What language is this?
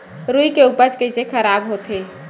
Chhattisgarhi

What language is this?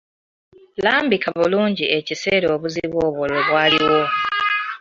Ganda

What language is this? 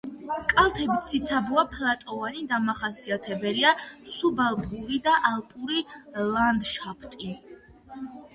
Georgian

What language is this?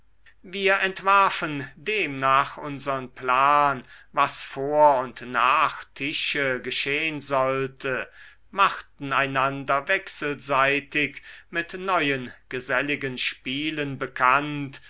German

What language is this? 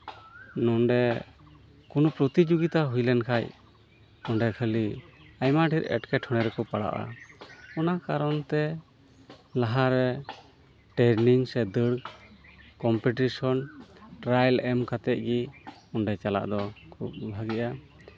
Santali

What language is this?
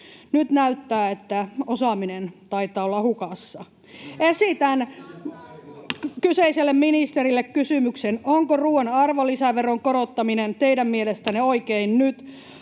Finnish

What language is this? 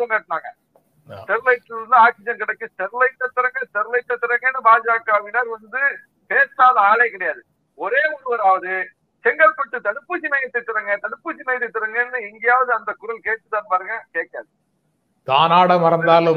Tamil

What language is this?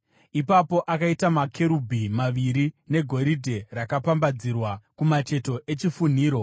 Shona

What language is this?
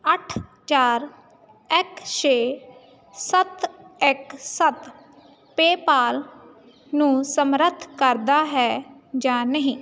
Punjabi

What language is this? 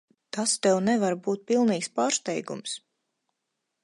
Latvian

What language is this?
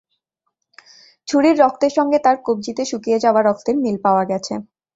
Bangla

